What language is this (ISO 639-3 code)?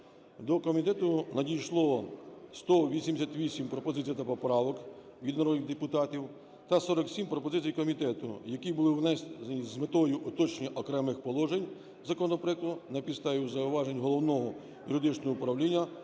ukr